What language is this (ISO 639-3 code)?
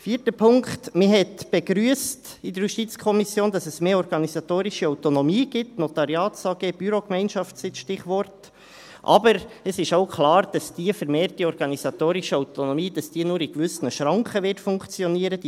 gsw